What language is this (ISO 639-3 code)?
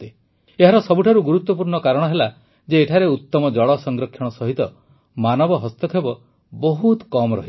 ori